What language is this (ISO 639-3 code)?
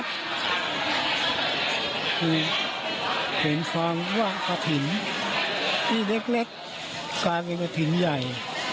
tha